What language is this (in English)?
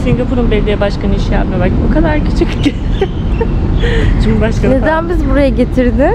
Turkish